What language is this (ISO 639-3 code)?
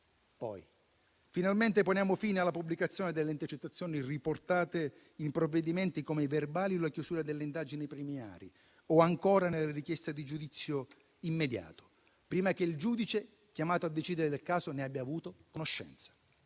ita